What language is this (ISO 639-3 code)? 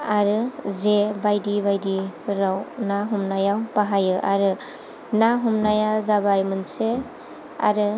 brx